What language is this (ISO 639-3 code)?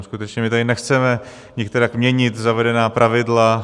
ces